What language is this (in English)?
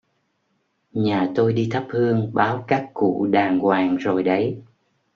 Vietnamese